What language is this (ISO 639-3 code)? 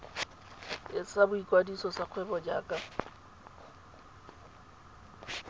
tsn